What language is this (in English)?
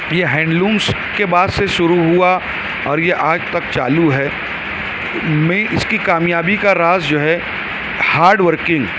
Urdu